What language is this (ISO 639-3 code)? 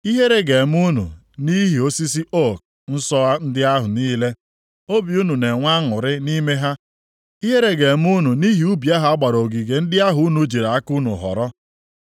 ibo